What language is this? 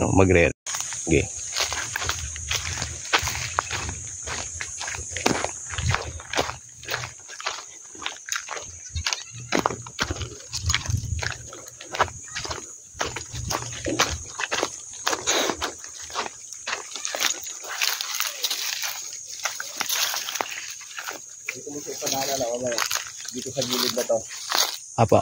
Filipino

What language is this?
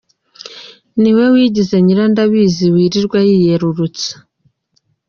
Kinyarwanda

